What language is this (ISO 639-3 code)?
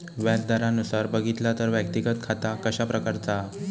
mar